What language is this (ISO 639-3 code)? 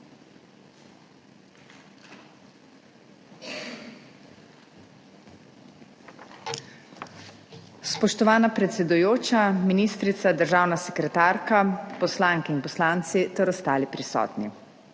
slv